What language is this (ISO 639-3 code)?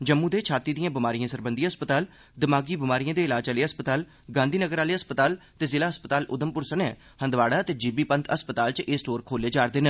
doi